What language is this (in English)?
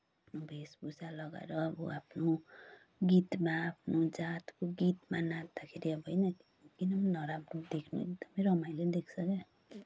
Nepali